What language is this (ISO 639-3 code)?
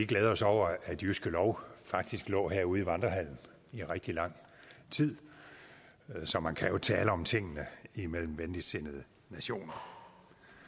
dan